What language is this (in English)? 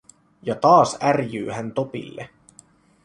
Finnish